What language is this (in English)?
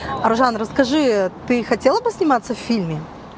Russian